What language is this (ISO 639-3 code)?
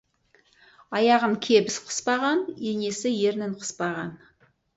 kaz